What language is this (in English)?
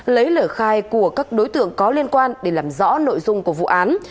Vietnamese